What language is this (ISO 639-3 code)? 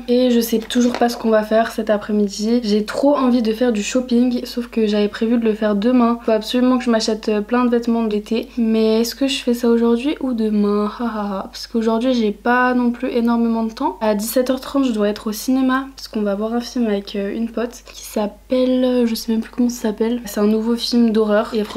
fra